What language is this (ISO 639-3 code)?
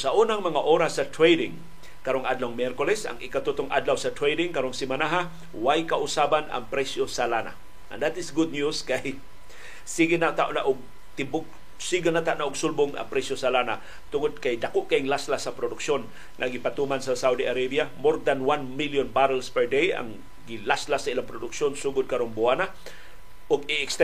fil